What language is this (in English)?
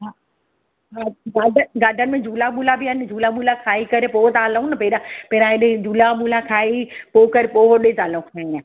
Sindhi